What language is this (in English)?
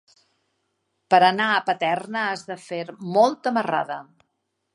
Catalan